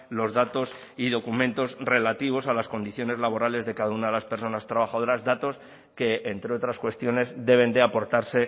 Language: Spanish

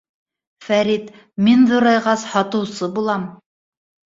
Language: Bashkir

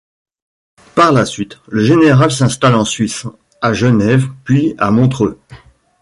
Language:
French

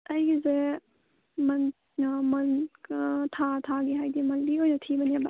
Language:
Manipuri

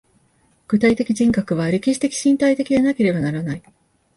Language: Japanese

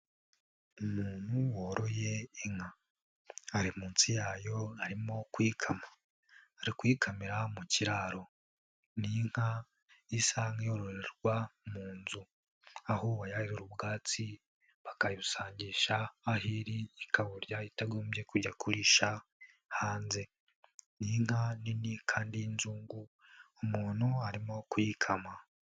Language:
Kinyarwanda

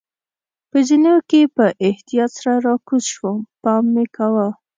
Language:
Pashto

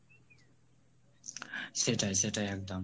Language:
Bangla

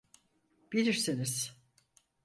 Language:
Turkish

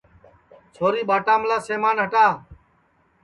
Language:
Sansi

